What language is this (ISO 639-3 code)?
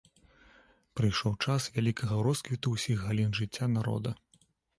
bel